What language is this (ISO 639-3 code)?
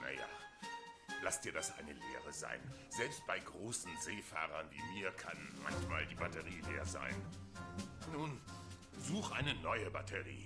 deu